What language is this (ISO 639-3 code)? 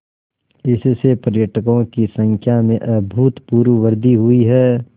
hin